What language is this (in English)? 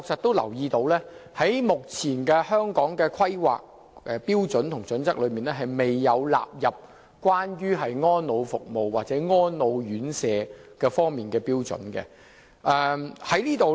Cantonese